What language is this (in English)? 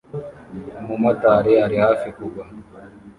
Kinyarwanda